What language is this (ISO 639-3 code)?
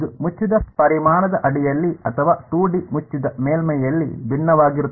kan